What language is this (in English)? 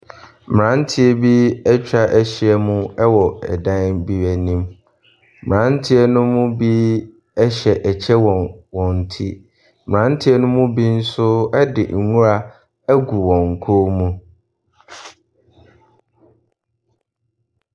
Akan